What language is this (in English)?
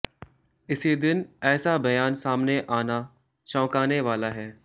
Hindi